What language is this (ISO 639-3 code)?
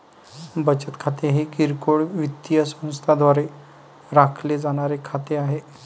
mar